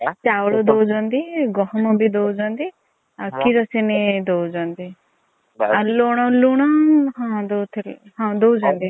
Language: Odia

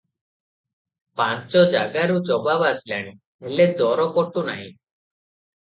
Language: Odia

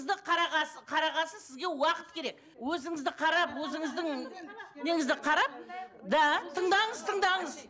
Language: Kazakh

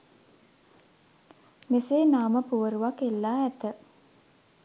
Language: Sinhala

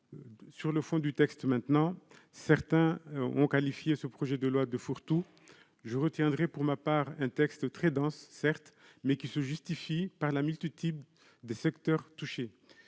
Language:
French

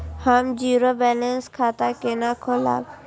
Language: Maithili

